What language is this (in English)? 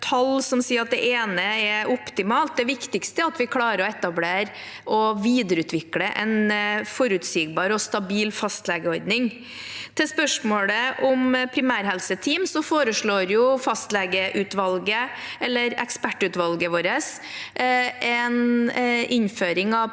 Norwegian